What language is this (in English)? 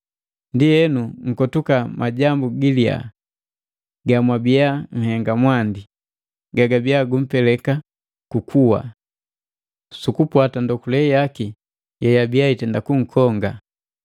Matengo